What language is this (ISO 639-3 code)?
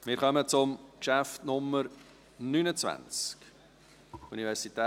gsw